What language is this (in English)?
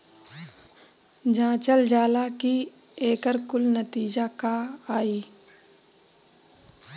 Bhojpuri